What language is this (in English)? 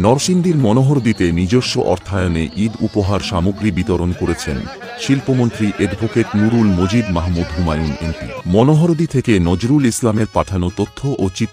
Romanian